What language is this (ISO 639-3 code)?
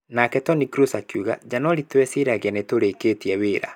kik